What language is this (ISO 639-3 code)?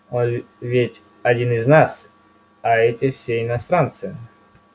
rus